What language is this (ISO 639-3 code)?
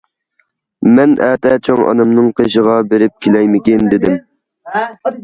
uig